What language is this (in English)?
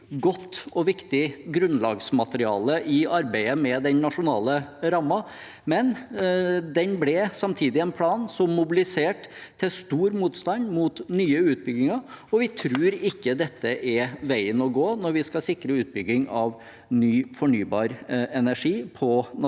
Norwegian